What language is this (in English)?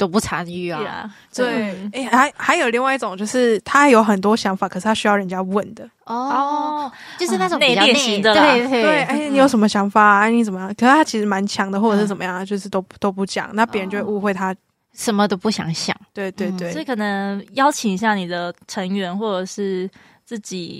Chinese